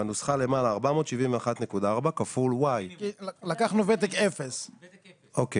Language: Hebrew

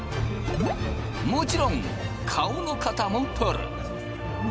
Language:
Japanese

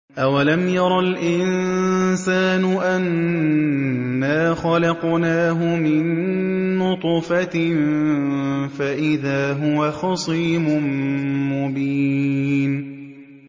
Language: Arabic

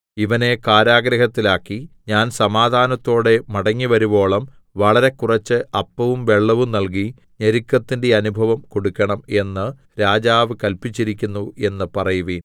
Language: Malayalam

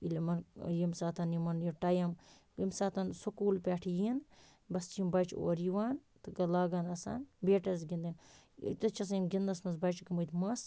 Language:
Kashmiri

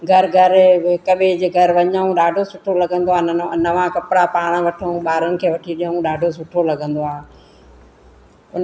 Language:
Sindhi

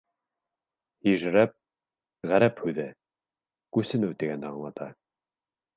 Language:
Bashkir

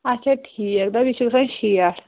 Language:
Kashmiri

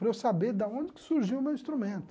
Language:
Portuguese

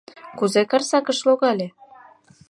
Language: Mari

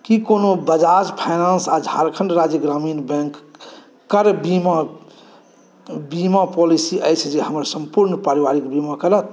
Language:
Maithili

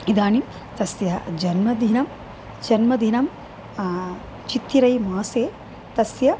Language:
Sanskrit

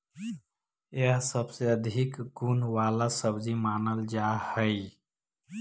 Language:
Magahi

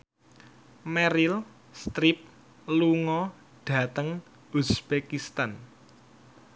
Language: Javanese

